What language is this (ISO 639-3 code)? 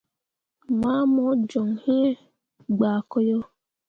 mua